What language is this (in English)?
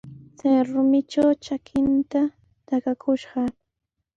Sihuas Ancash Quechua